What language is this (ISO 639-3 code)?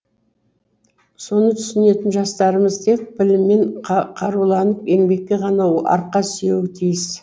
kaz